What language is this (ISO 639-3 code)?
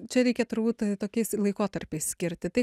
lit